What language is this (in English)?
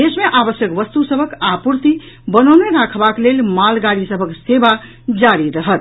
Maithili